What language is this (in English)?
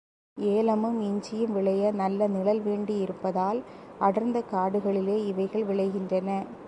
Tamil